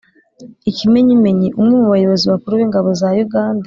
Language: Kinyarwanda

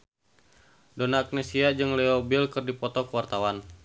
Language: Sundanese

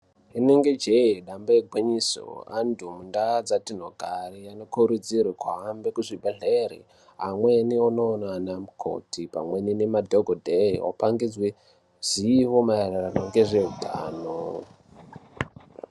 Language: Ndau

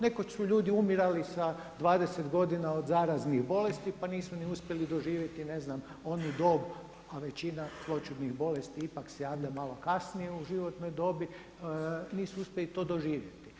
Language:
Croatian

